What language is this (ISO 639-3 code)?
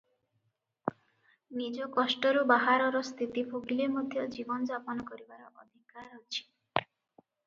ori